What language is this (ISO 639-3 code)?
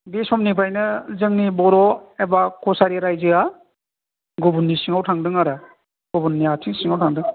brx